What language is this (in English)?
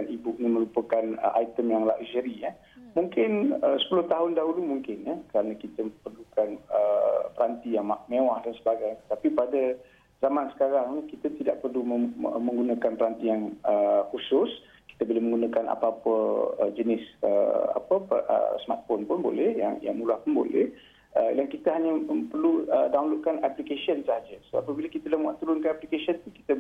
Malay